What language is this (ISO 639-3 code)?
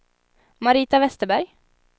swe